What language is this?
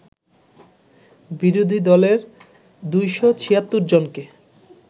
Bangla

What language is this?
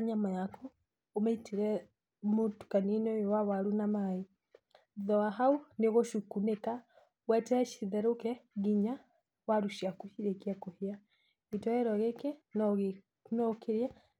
Kikuyu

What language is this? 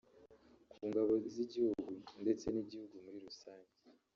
Kinyarwanda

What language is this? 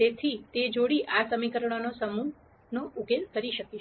Gujarati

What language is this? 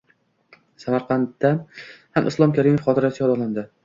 Uzbek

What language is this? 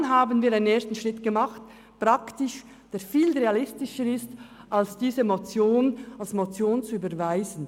Swiss German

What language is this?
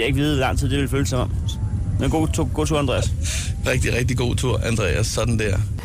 Danish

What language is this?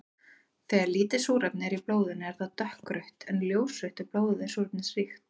Icelandic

